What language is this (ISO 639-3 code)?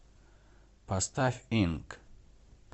rus